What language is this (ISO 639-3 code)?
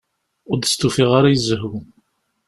kab